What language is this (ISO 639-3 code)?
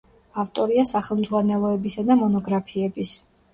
kat